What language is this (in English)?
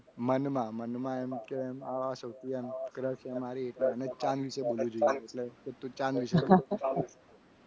Gujarati